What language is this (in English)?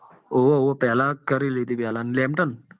Gujarati